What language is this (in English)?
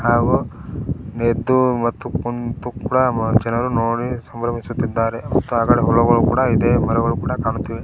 Kannada